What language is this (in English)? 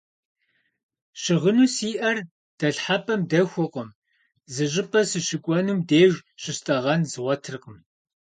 Kabardian